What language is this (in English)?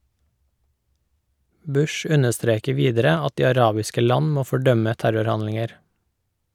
Norwegian